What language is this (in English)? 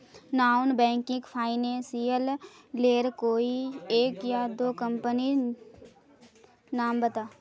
Magahi